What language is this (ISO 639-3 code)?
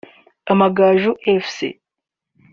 kin